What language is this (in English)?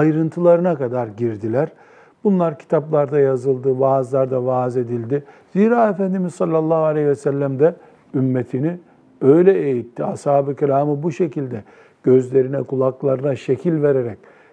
Turkish